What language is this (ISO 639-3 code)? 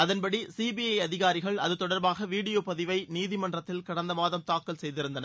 tam